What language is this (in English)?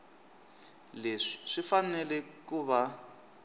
Tsonga